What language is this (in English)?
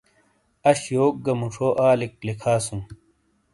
Shina